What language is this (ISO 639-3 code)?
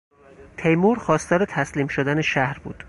fas